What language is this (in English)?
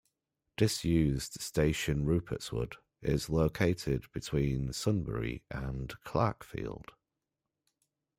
English